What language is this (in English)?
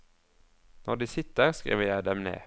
Norwegian